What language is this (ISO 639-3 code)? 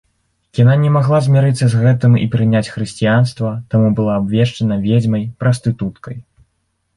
bel